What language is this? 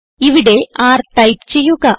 Malayalam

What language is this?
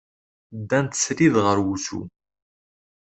Kabyle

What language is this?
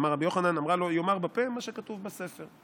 Hebrew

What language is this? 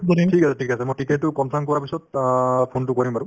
Assamese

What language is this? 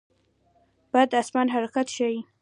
Pashto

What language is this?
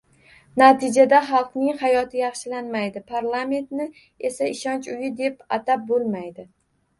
Uzbek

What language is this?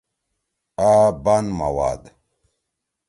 Torwali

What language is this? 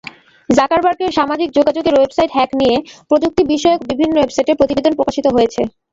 Bangla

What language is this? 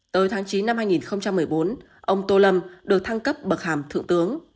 Vietnamese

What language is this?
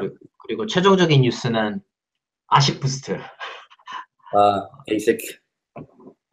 Korean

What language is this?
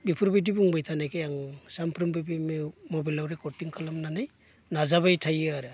Bodo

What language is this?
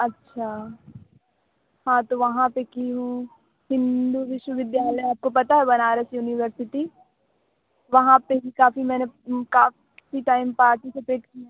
Hindi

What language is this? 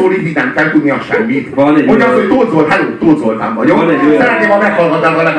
Hungarian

